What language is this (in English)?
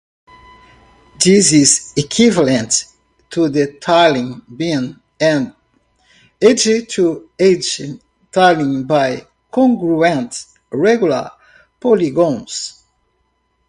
English